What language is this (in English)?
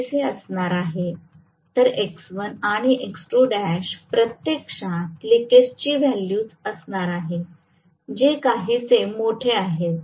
Marathi